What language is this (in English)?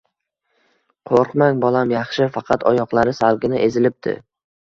Uzbek